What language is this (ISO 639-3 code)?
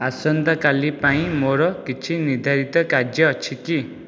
ori